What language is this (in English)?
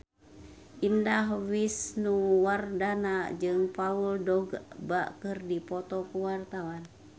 Sundanese